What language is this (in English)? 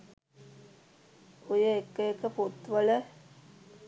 Sinhala